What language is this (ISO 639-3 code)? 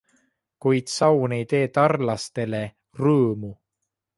est